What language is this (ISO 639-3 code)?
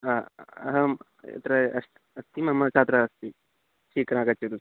san